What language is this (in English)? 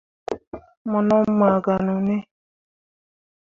Mundang